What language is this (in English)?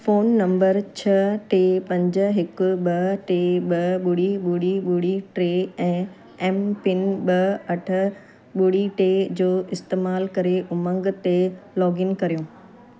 Sindhi